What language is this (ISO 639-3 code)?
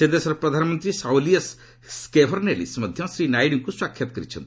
ori